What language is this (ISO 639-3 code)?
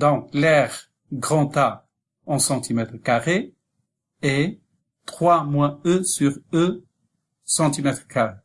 fra